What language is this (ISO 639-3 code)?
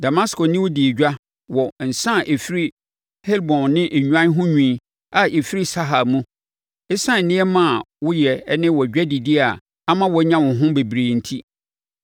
aka